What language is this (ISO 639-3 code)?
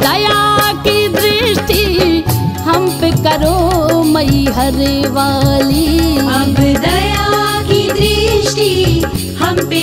hin